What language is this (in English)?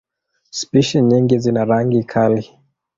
Swahili